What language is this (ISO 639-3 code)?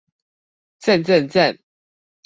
zho